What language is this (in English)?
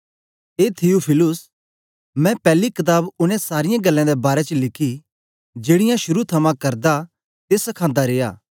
Dogri